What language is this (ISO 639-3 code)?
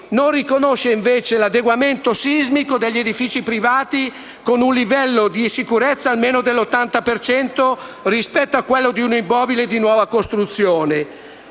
ita